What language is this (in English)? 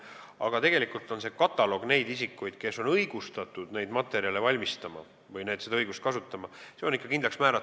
Estonian